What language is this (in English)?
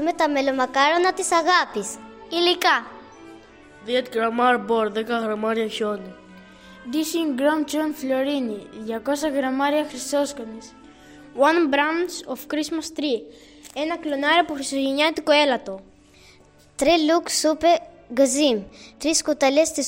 Greek